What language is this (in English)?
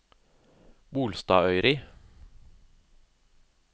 Norwegian